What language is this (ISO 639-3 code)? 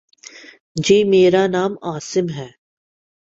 urd